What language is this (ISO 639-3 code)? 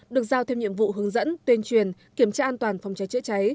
vie